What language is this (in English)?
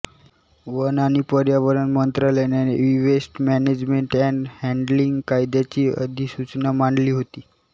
Marathi